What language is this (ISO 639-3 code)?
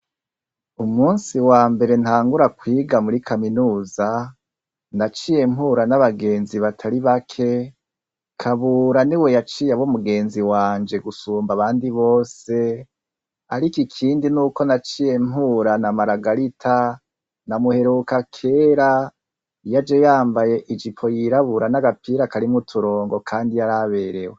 run